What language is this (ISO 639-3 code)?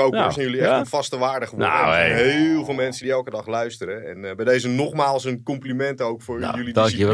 nld